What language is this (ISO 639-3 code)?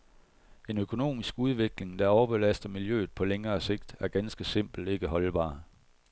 dan